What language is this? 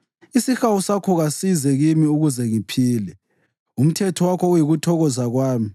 North Ndebele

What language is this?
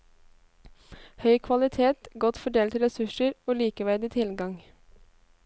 Norwegian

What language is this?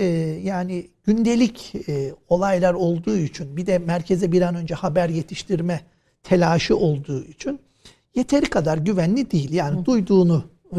Turkish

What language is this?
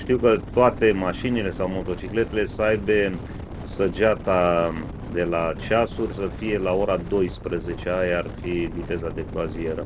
Romanian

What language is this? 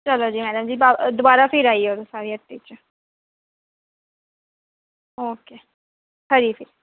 Dogri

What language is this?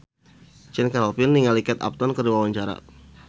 Sundanese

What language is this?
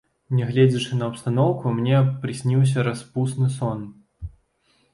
Belarusian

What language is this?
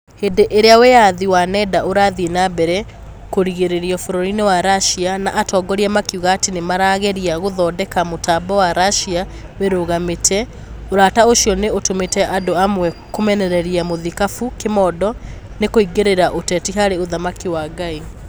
Kikuyu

